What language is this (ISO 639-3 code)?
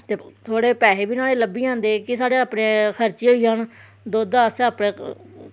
doi